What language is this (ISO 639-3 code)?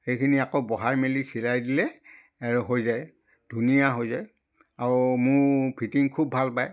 asm